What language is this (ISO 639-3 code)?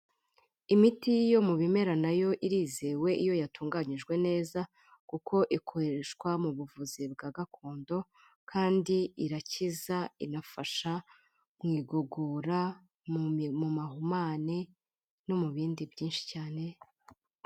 kin